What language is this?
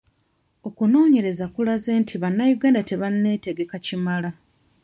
Ganda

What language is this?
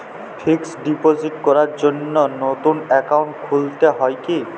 Bangla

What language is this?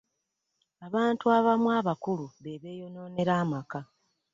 Ganda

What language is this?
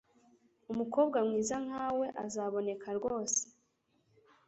Kinyarwanda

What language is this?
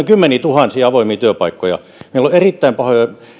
Finnish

